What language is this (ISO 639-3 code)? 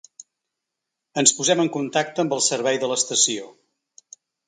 cat